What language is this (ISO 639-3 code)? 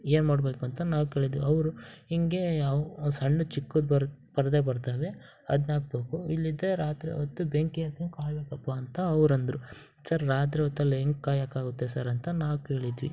kan